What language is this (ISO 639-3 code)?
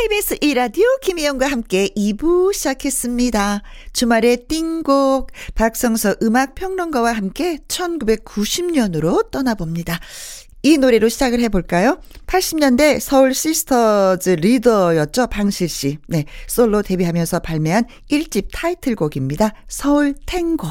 kor